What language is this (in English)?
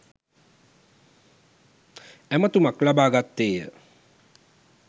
Sinhala